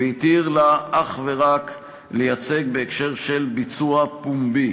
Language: Hebrew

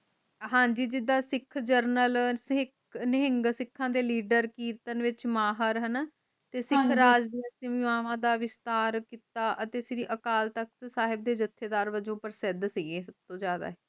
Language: Punjabi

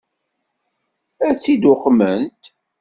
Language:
Kabyle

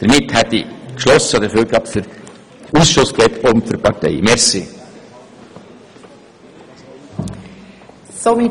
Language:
Swiss German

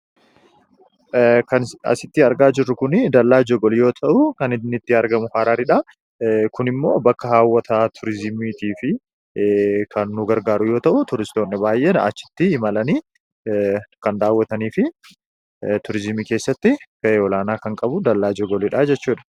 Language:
Oromo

